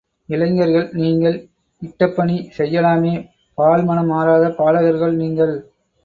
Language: Tamil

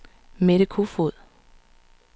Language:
Danish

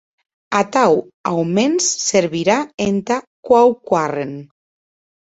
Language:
Occitan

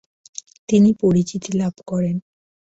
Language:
Bangla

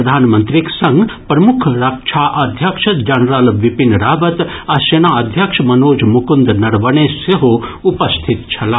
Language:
Maithili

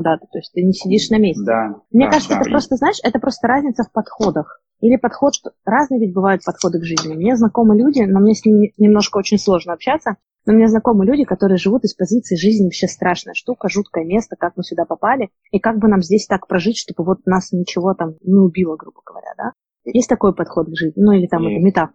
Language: Russian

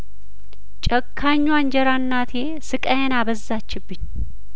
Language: Amharic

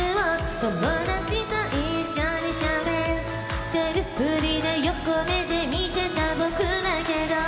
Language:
Japanese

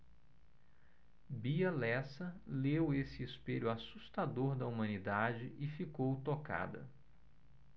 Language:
Portuguese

